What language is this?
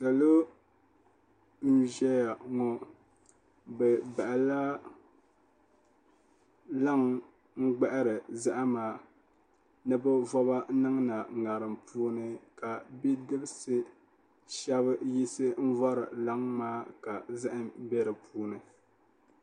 Dagbani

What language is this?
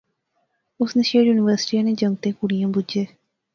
Pahari-Potwari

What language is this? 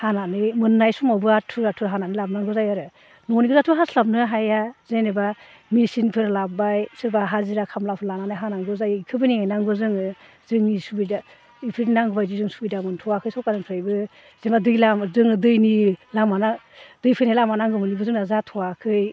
Bodo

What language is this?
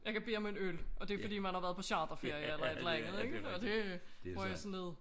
Danish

